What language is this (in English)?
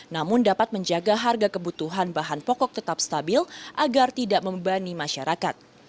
Indonesian